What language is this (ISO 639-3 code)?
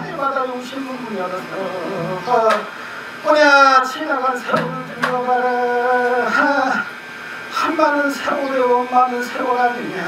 kor